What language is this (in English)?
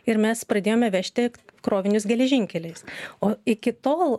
Lithuanian